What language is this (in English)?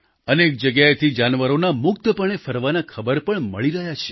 Gujarati